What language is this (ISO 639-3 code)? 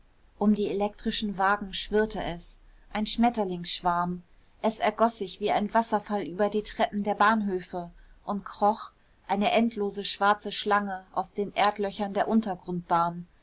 deu